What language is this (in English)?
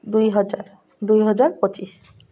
Odia